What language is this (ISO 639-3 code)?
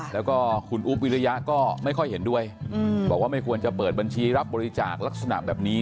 tha